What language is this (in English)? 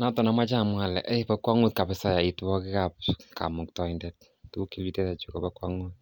Kalenjin